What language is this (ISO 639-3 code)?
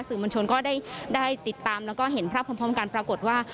tha